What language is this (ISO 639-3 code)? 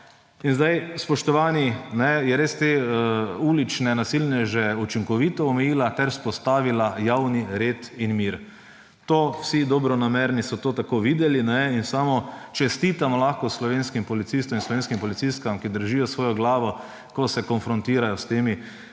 slv